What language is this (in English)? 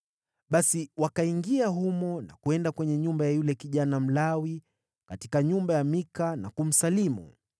Swahili